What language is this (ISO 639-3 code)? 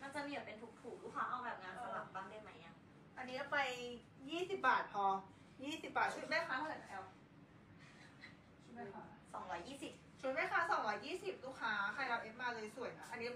tha